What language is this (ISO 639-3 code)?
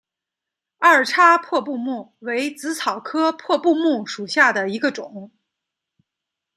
zho